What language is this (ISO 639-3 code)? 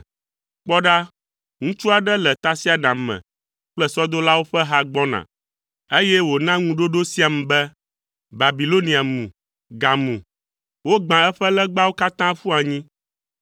ewe